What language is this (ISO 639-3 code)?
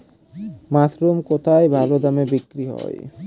ben